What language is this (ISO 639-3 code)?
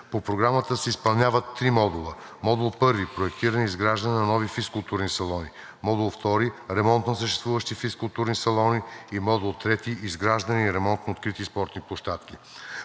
bul